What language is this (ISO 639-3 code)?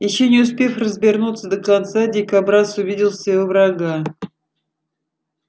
rus